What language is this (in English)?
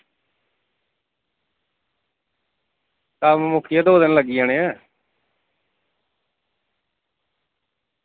Dogri